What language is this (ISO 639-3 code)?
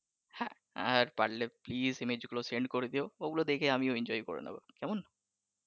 ben